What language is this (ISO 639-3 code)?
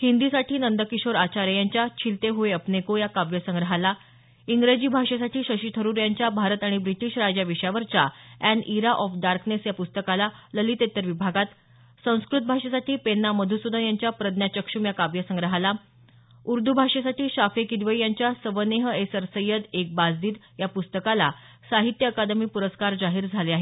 mar